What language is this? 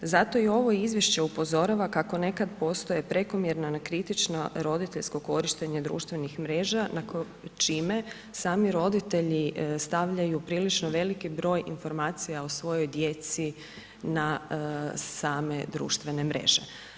Croatian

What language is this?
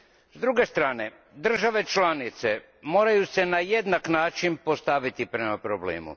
Croatian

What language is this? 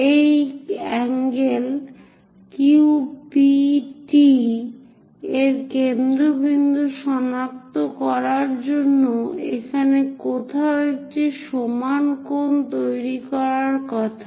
Bangla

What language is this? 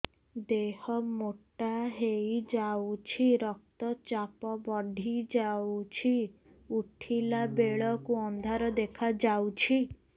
Odia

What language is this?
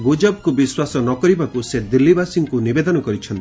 Odia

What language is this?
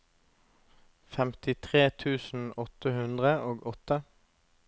Norwegian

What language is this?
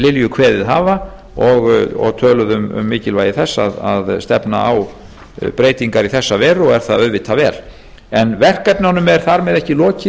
Icelandic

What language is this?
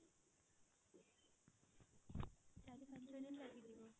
Odia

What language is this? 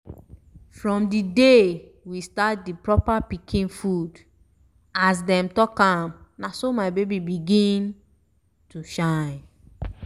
Nigerian Pidgin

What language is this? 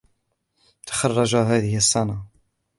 Arabic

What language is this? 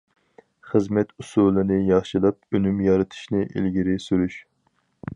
Uyghur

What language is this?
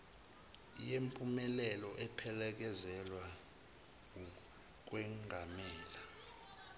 Zulu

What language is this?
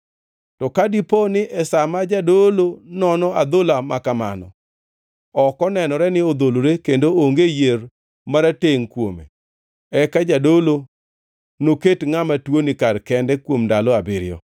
Luo (Kenya and Tanzania)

